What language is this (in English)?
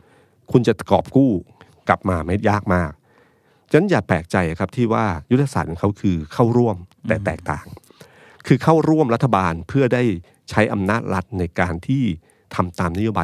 Thai